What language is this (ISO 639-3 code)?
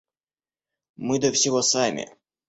rus